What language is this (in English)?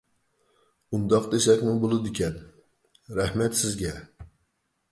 Uyghur